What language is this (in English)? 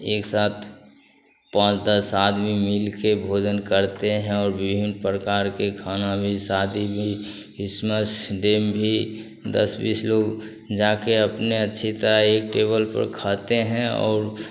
Hindi